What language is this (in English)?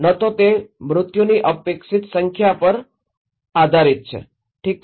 Gujarati